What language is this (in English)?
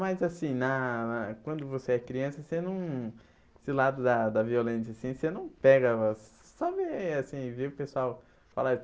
Portuguese